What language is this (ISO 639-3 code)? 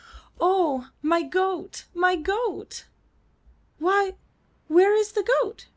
eng